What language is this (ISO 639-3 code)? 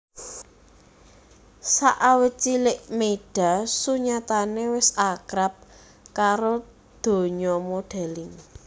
jav